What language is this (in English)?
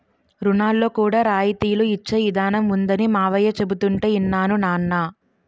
Telugu